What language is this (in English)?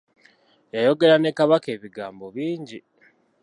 Ganda